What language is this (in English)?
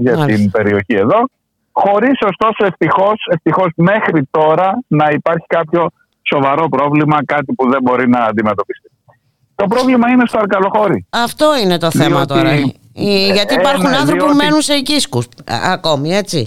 Greek